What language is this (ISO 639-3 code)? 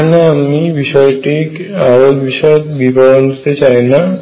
ben